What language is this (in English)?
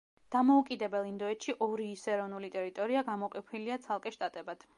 Georgian